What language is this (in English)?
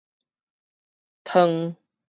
Min Nan Chinese